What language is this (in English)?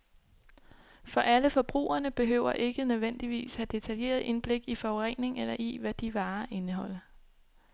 Danish